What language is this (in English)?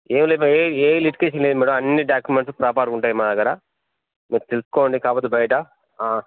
Telugu